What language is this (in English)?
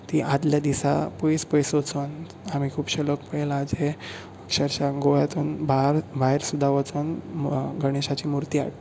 Konkani